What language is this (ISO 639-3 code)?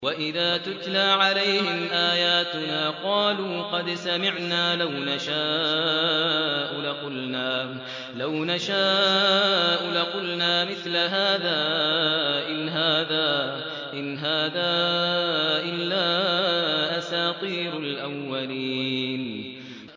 ara